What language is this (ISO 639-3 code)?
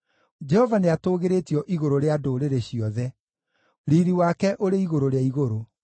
kik